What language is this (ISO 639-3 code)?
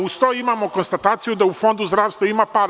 srp